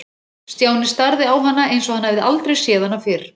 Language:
Icelandic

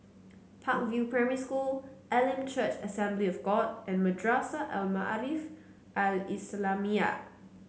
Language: English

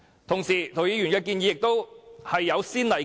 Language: Cantonese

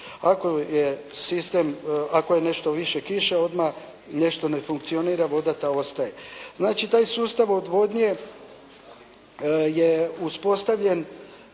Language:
Croatian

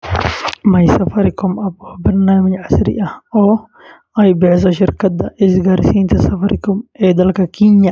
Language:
Somali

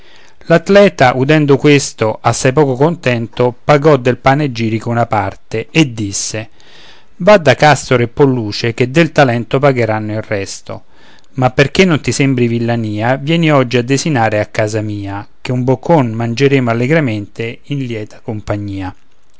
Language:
Italian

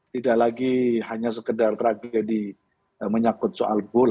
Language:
Indonesian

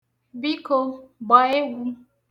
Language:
Igbo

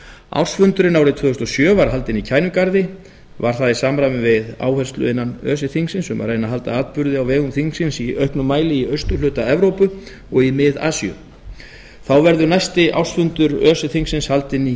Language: Icelandic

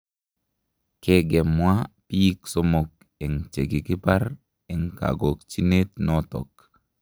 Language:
Kalenjin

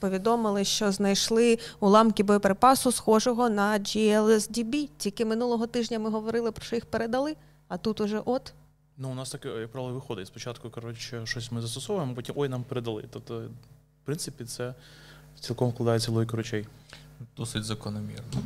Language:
Ukrainian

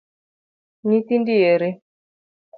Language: Luo (Kenya and Tanzania)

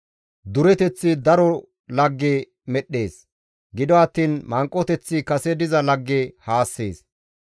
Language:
Gamo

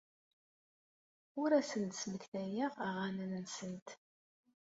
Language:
Kabyle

